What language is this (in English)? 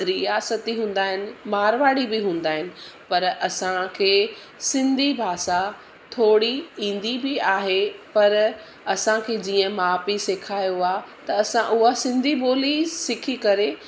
Sindhi